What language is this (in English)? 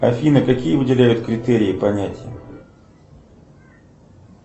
Russian